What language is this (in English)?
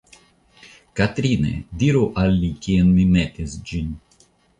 Esperanto